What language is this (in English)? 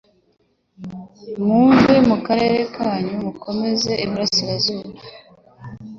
Kinyarwanda